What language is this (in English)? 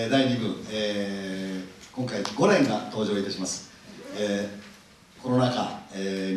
Japanese